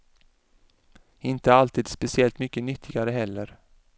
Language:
Swedish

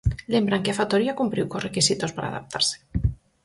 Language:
Galician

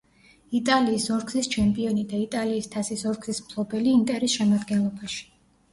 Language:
Georgian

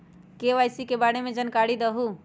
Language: Magahi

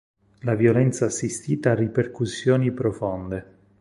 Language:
Italian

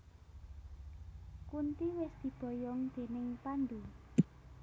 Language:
Javanese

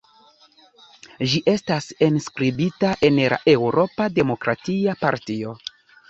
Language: Esperanto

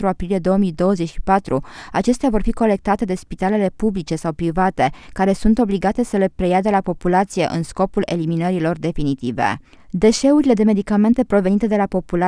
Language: Romanian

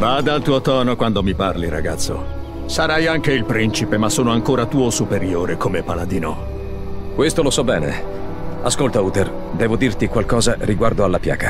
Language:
Italian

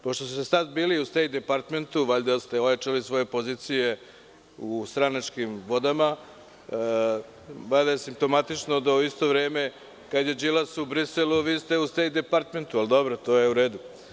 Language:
Serbian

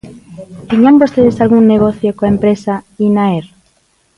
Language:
Galician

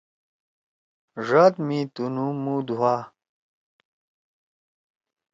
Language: Torwali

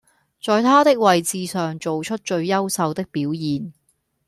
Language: Cantonese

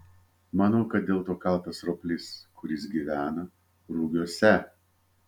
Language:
Lithuanian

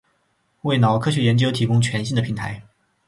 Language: Chinese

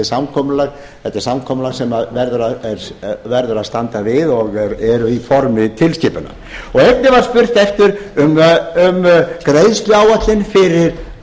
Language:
Icelandic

